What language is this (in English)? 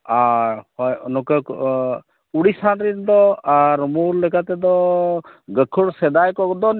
Santali